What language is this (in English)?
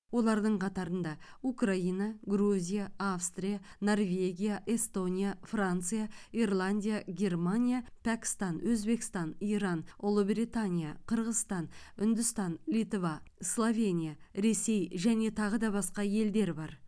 Kazakh